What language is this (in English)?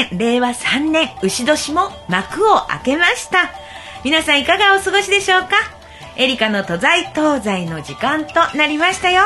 Japanese